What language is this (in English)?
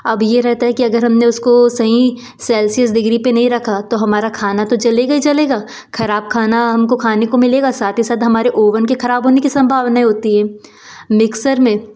Hindi